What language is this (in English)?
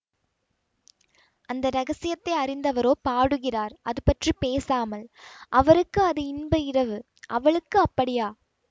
Tamil